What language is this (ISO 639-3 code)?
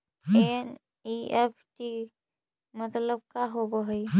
mag